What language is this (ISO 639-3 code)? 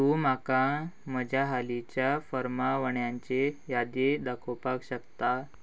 kok